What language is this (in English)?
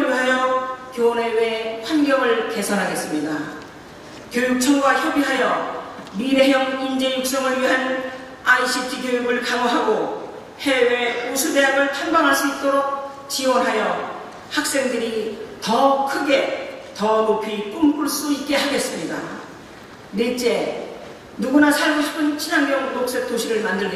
Korean